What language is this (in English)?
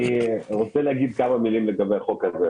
Hebrew